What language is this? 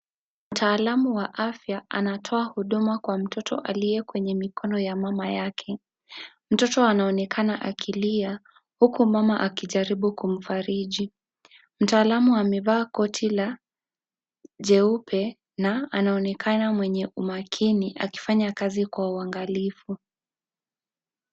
Swahili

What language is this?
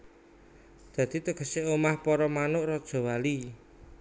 Javanese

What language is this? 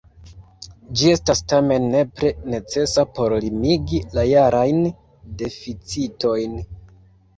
Esperanto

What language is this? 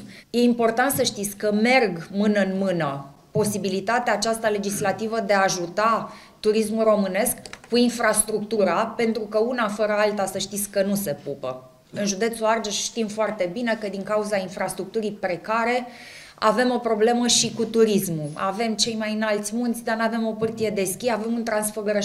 Romanian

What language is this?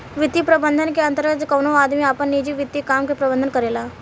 Bhojpuri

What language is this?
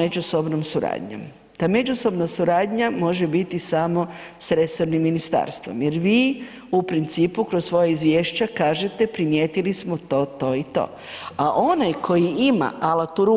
Croatian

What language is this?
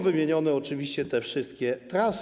Polish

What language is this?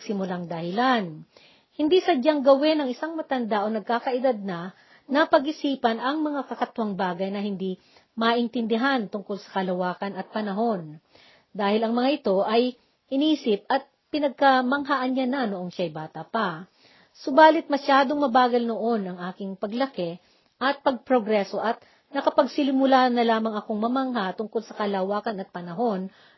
Filipino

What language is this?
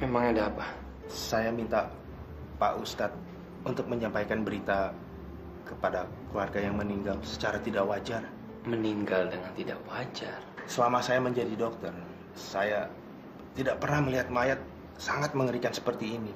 Indonesian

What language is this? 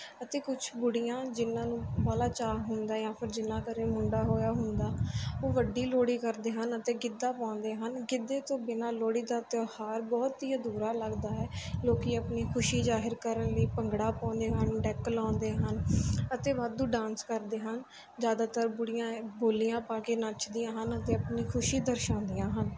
Punjabi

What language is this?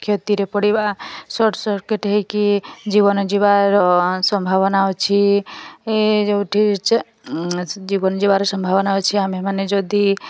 Odia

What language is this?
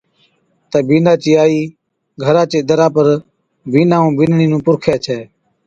Od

